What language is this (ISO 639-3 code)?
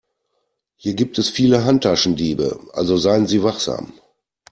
deu